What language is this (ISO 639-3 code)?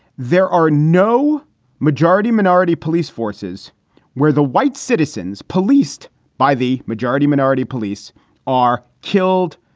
eng